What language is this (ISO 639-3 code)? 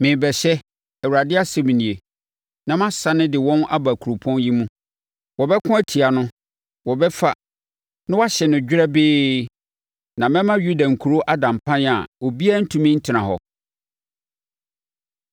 aka